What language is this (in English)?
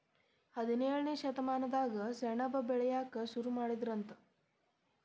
Kannada